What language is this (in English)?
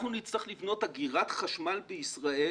Hebrew